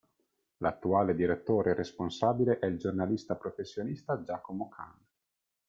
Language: Italian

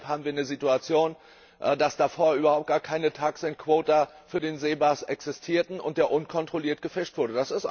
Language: German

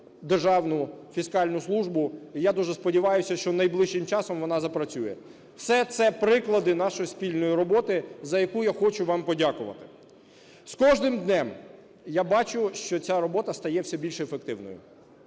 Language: Ukrainian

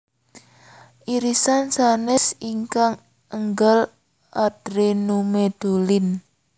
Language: Javanese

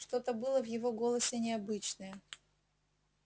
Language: Russian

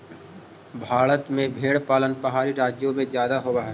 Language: Magahi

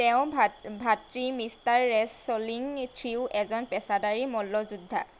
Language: Assamese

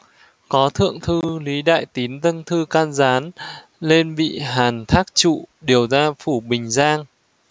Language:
Vietnamese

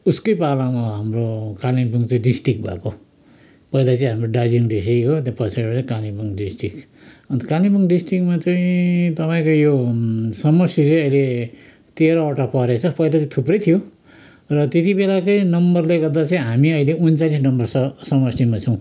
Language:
Nepali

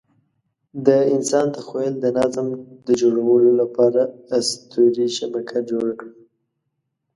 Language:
Pashto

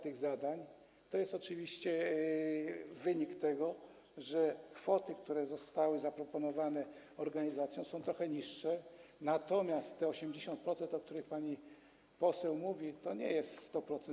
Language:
Polish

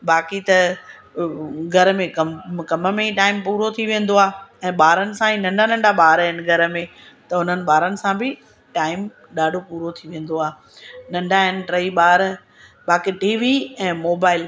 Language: Sindhi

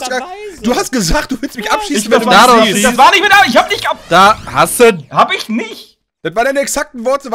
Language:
German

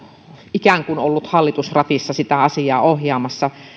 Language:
Finnish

